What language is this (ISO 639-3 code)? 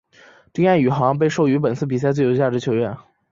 zho